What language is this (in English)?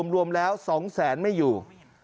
Thai